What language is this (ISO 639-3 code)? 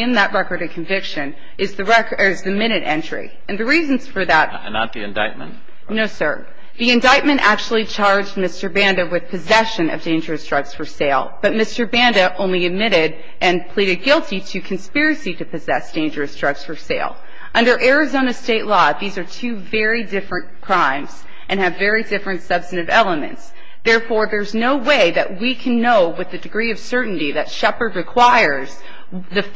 eng